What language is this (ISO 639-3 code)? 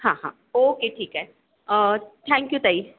mar